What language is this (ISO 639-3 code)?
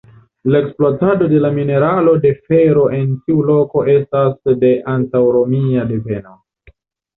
epo